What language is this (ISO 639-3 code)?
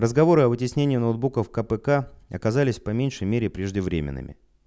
rus